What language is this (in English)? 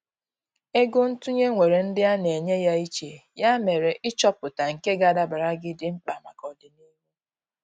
Igbo